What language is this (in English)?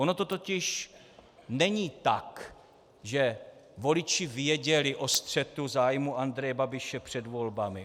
Czech